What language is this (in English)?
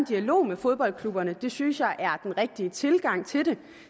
Danish